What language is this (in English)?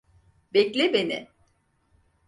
Turkish